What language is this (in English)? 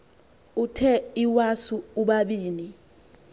Xhosa